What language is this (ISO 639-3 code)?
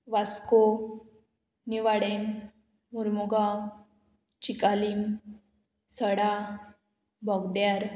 kok